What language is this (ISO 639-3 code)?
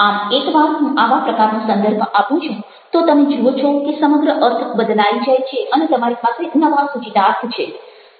guj